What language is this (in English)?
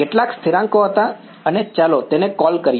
Gujarati